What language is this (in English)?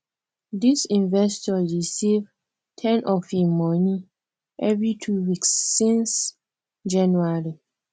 Nigerian Pidgin